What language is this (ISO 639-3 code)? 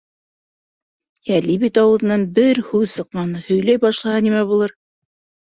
bak